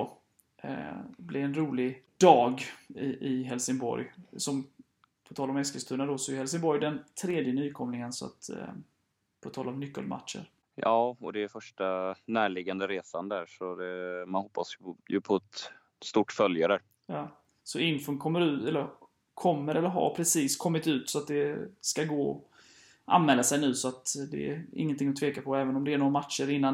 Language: Swedish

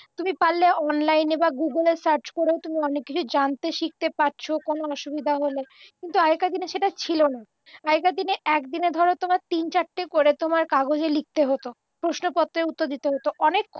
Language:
Bangla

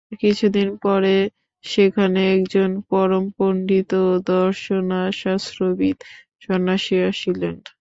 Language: Bangla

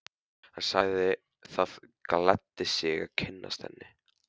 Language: Icelandic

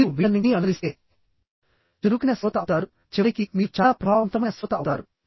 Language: Telugu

